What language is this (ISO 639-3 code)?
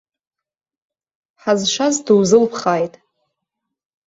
abk